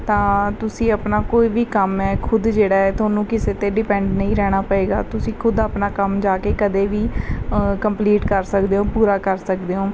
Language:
Punjabi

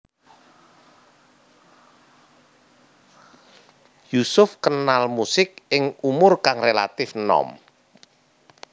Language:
Javanese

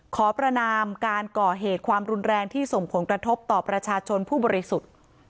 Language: Thai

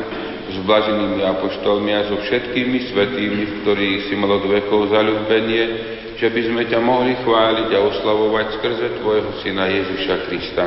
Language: Slovak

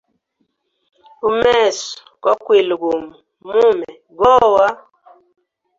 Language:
Hemba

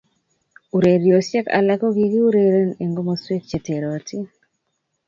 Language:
Kalenjin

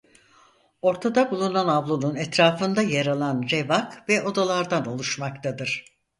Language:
Turkish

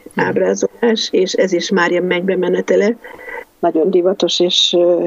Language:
Hungarian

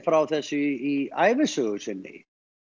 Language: Icelandic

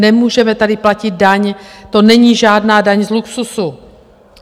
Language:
Czech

